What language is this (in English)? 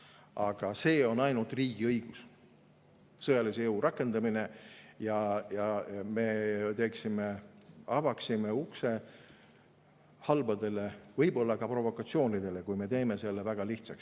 Estonian